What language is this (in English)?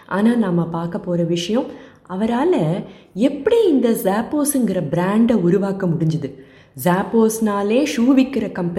Tamil